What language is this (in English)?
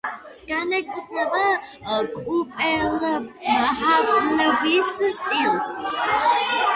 Georgian